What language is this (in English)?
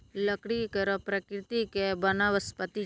Maithili